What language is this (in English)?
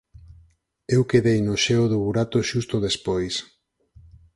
Galician